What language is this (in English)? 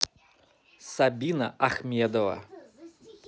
Russian